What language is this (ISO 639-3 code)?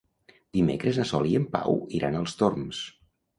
cat